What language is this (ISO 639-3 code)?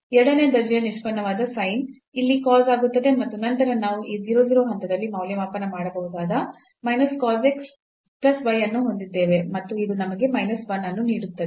kan